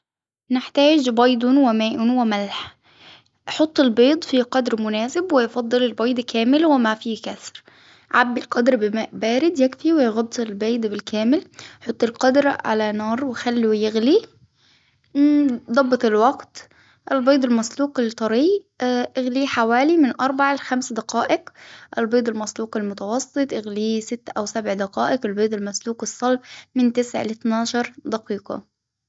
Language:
Hijazi Arabic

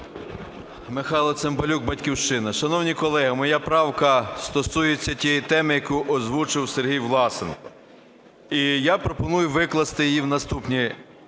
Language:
Ukrainian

